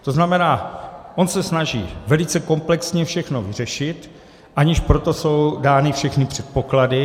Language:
Czech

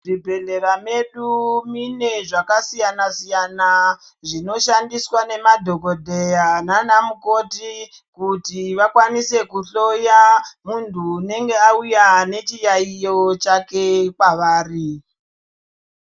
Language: Ndau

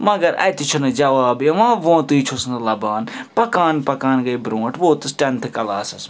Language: Kashmiri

